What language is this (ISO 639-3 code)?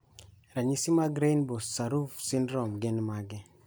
luo